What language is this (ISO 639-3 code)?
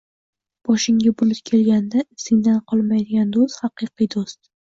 uzb